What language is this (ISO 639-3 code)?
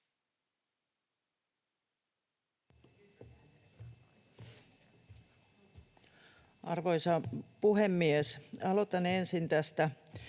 fin